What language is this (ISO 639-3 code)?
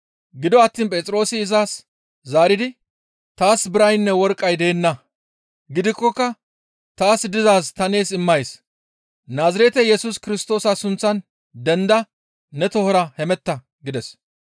gmv